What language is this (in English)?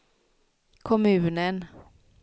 Swedish